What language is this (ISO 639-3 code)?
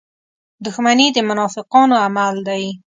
pus